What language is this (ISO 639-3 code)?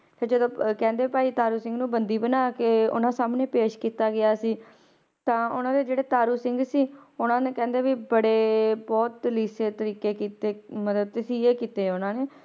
pan